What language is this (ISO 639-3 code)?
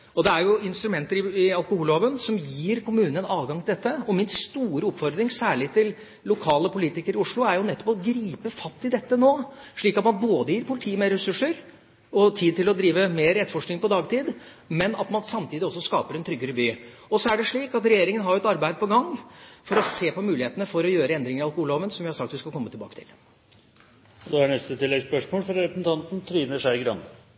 nor